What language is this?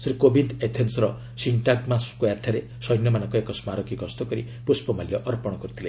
Odia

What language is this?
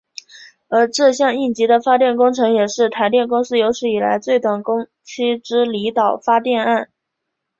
Chinese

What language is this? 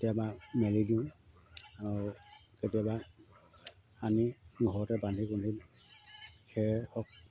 Assamese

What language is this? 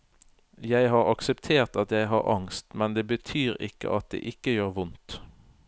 Norwegian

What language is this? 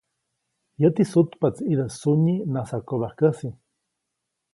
Copainalá Zoque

